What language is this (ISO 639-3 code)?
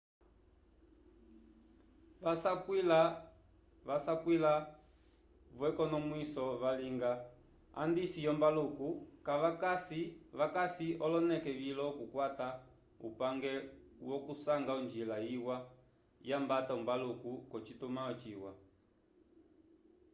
umb